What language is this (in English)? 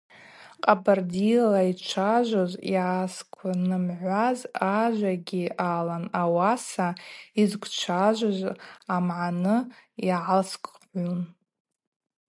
Abaza